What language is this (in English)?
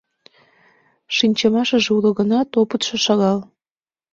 Mari